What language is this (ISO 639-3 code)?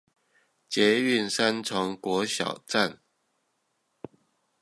zho